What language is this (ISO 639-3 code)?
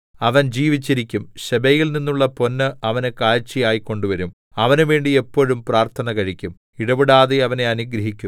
mal